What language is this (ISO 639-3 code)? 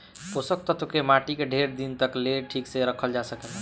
bho